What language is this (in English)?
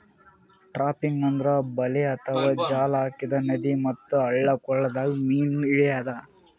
Kannada